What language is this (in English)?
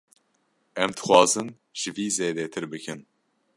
Kurdish